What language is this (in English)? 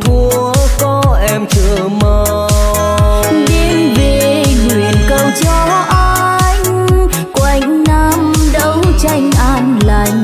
Vietnamese